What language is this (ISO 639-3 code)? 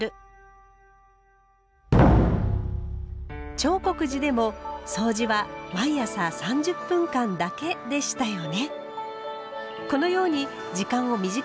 jpn